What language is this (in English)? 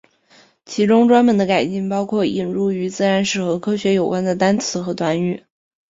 Chinese